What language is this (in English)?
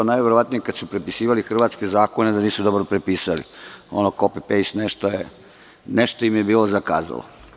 Serbian